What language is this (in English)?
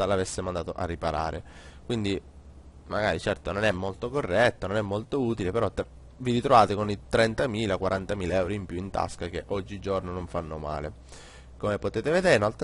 Italian